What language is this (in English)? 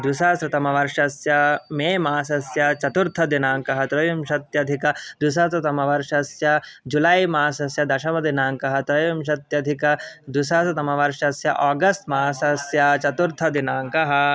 Sanskrit